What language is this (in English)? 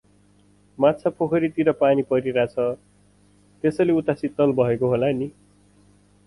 Nepali